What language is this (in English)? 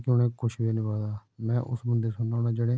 Dogri